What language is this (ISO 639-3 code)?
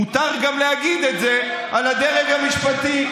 heb